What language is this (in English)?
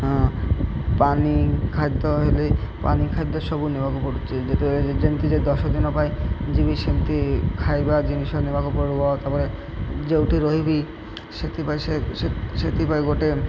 Odia